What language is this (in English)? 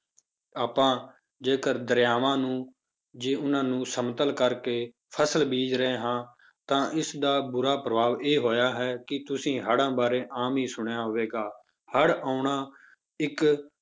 Punjabi